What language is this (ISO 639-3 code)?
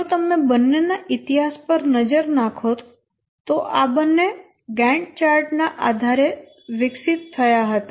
guj